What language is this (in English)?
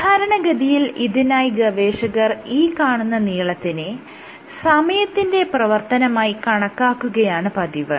Malayalam